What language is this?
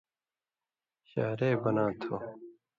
Indus Kohistani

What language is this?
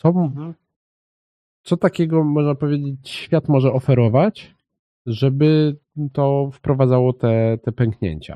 Polish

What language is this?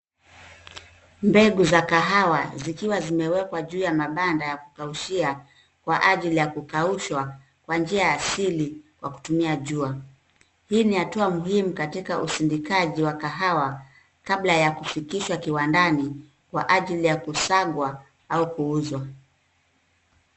Swahili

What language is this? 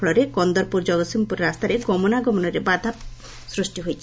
Odia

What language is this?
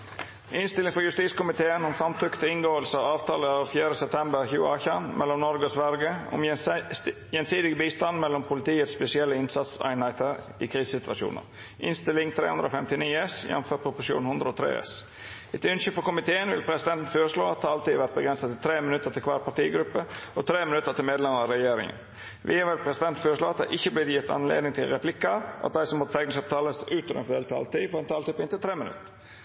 Norwegian Nynorsk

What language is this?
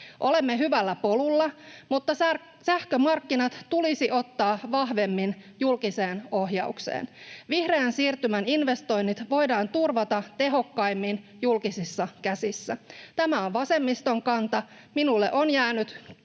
Finnish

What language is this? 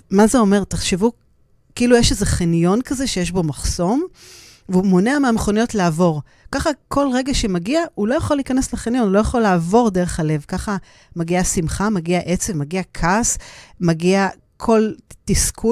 Hebrew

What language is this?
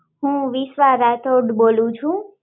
Gujarati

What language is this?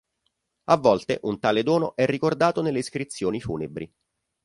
Italian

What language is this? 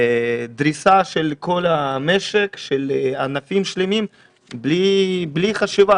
Hebrew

